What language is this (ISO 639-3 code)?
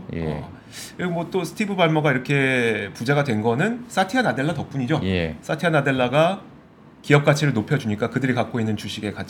kor